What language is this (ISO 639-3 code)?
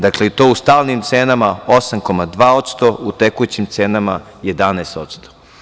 srp